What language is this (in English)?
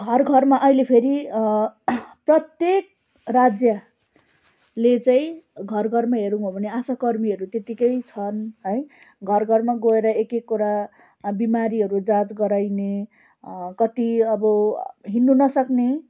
Nepali